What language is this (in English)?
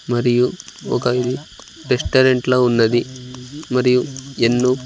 Telugu